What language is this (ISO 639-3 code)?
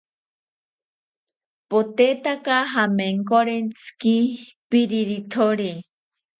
cpy